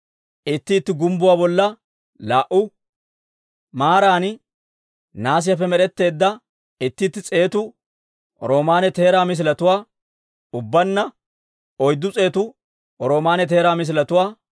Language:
Dawro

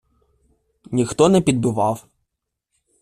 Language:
Ukrainian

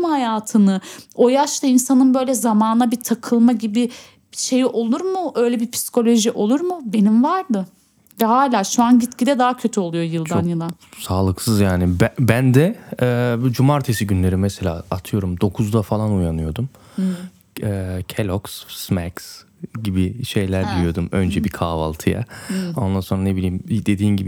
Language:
Turkish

